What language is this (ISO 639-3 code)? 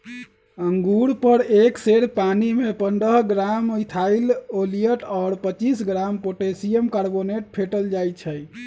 mag